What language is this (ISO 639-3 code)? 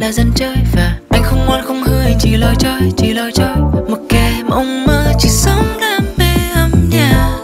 vie